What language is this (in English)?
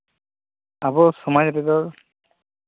Santali